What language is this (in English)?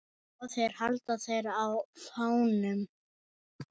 Icelandic